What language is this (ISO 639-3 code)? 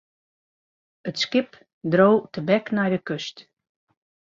fry